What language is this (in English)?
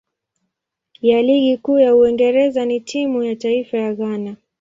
Swahili